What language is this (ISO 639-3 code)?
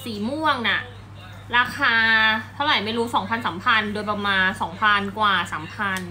tha